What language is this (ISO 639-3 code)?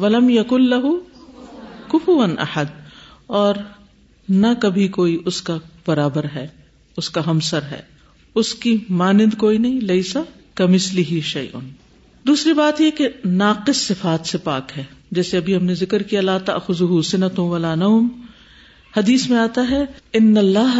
urd